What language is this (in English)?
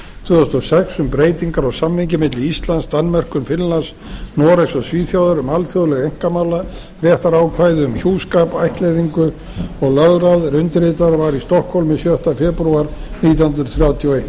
Icelandic